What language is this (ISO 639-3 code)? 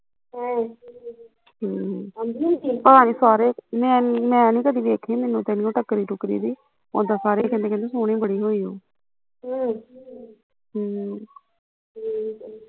pan